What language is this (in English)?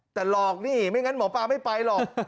Thai